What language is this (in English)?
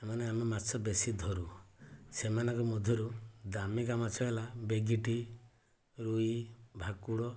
Odia